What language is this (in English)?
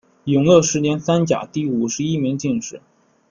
Chinese